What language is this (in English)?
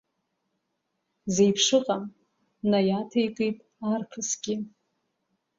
Abkhazian